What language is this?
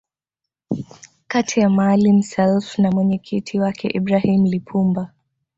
Swahili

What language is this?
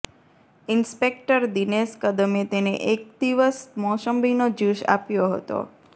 Gujarati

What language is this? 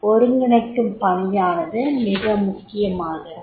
Tamil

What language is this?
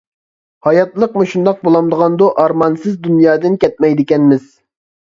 Uyghur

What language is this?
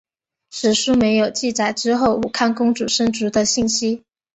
Chinese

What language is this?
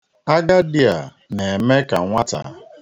Igbo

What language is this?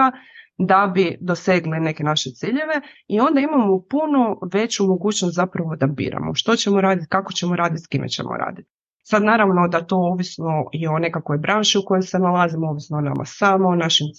Croatian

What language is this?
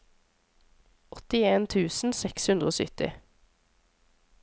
Norwegian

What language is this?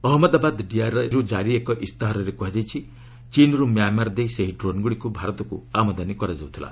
Odia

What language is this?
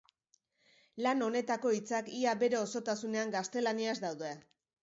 Basque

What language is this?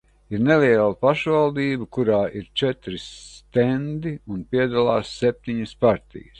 Latvian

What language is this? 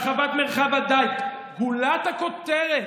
Hebrew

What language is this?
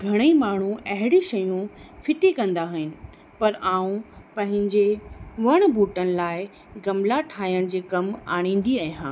Sindhi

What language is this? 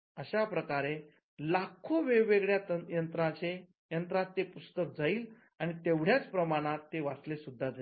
Marathi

